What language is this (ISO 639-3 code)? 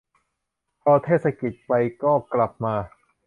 tha